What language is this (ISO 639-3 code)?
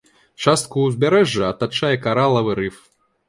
bel